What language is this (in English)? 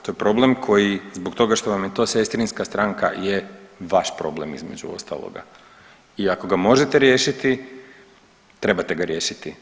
Croatian